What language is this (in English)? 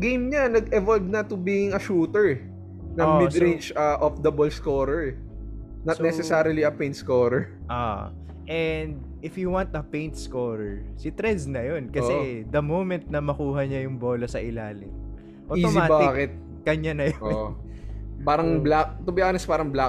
Filipino